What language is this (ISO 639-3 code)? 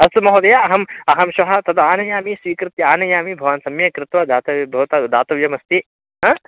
san